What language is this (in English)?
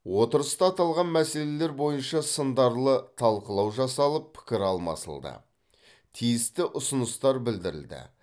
Kazakh